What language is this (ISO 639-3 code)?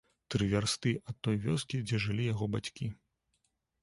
bel